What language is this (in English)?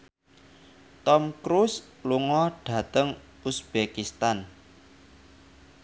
Javanese